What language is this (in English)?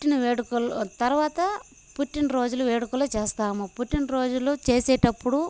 Telugu